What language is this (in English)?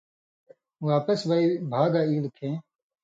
Indus Kohistani